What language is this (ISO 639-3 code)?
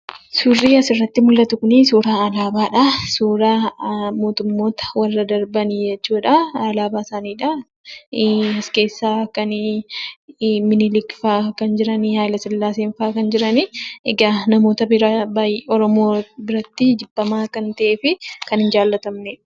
orm